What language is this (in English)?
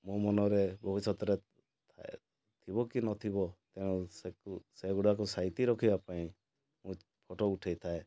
Odia